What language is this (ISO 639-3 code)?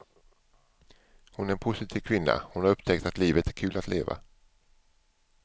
swe